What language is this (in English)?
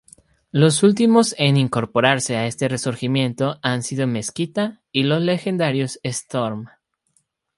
Spanish